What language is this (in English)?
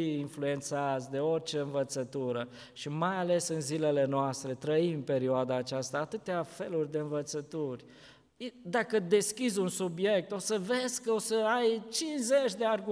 Romanian